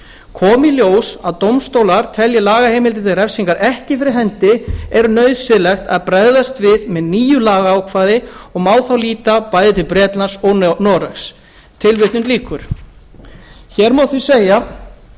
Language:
Icelandic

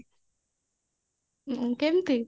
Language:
Odia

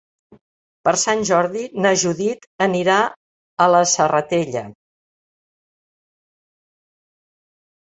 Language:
Catalan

